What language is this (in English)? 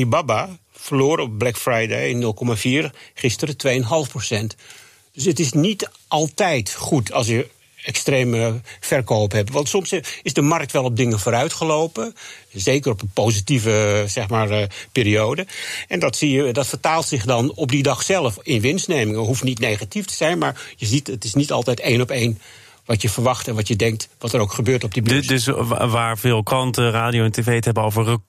Dutch